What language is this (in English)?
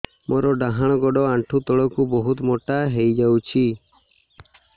Odia